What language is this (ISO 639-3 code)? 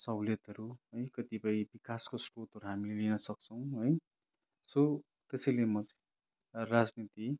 nep